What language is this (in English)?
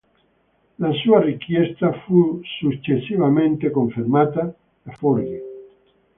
Italian